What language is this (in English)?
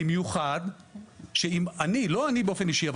Hebrew